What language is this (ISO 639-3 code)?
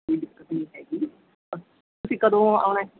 pan